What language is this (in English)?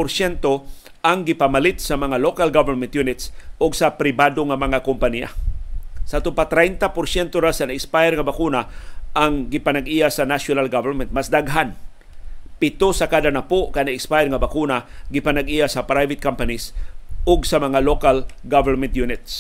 Filipino